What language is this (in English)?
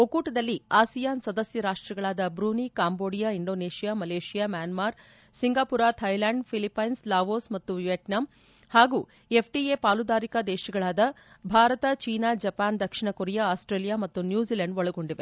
Kannada